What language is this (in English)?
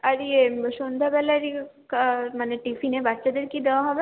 Bangla